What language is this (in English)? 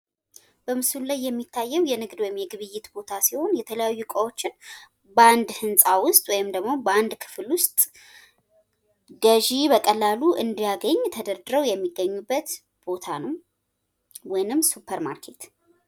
Amharic